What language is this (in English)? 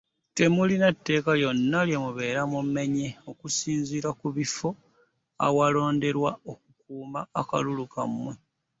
Ganda